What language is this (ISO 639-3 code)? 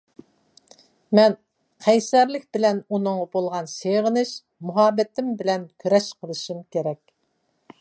uig